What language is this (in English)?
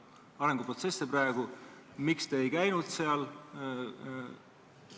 Estonian